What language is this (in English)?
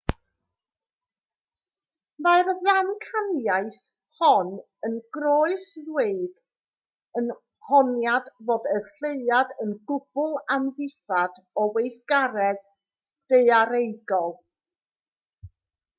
Welsh